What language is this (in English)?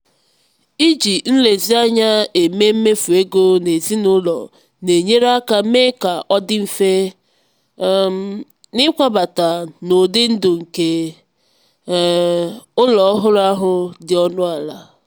Igbo